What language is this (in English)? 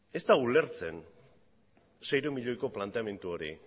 Basque